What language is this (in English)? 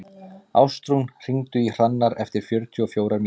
Icelandic